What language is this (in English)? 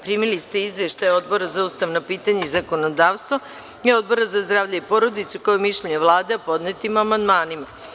Serbian